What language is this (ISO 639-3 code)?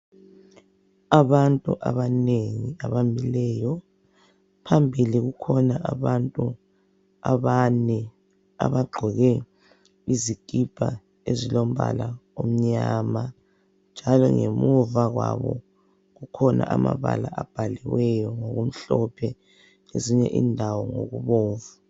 nde